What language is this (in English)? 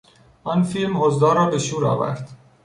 Persian